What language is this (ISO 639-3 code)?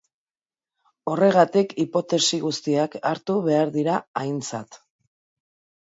eus